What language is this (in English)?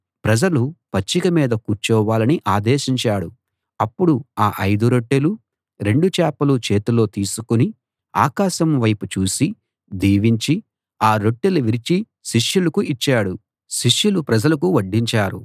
Telugu